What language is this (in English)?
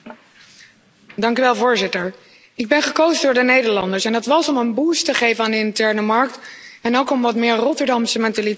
Dutch